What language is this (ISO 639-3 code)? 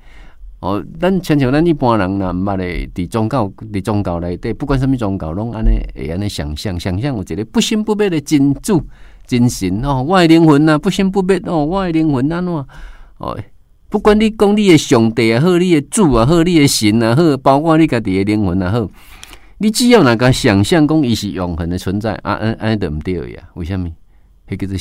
zho